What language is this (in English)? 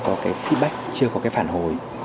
Vietnamese